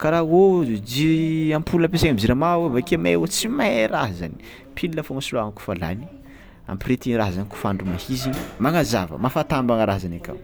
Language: Tsimihety Malagasy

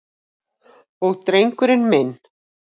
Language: Icelandic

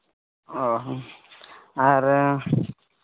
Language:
Santali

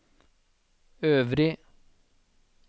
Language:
Norwegian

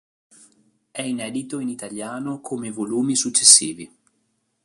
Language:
Italian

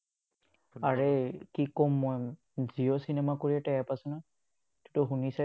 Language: Assamese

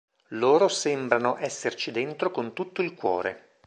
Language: Italian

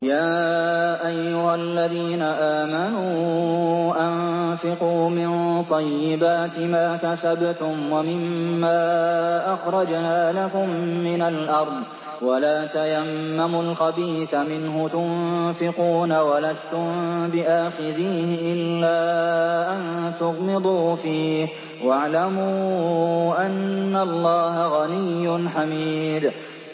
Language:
Arabic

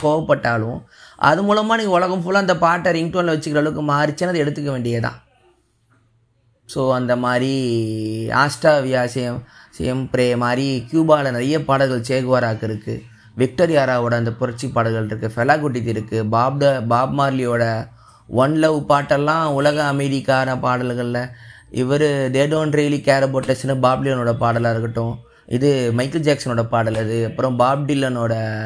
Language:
Tamil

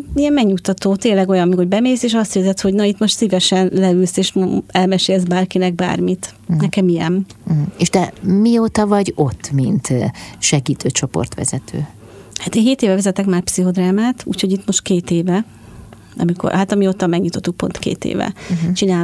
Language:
Hungarian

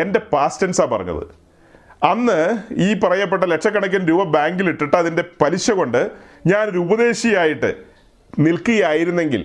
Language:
Malayalam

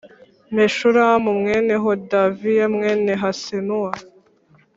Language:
Kinyarwanda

